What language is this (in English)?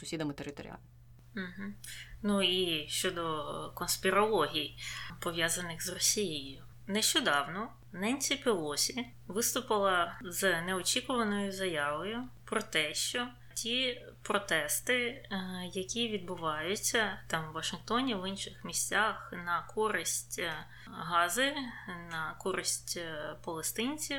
Ukrainian